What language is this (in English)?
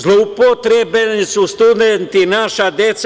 Serbian